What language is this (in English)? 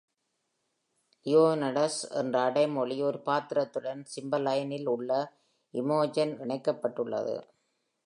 Tamil